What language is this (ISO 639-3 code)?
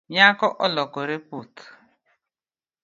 luo